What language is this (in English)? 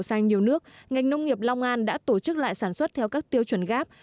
Vietnamese